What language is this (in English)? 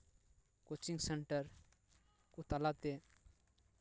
Santali